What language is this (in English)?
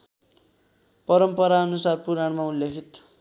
Nepali